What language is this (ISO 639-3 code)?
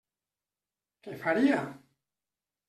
cat